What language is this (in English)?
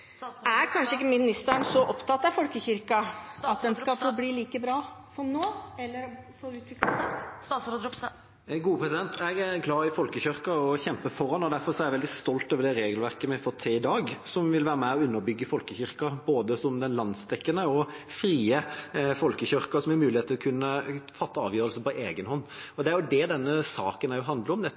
Norwegian Bokmål